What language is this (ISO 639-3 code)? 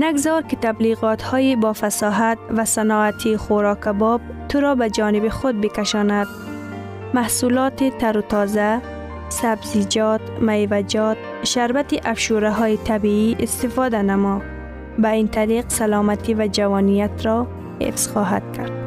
fas